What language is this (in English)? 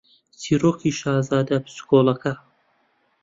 Central Kurdish